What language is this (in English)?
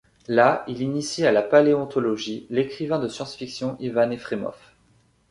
French